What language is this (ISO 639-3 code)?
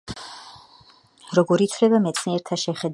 kat